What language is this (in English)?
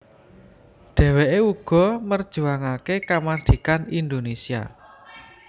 Javanese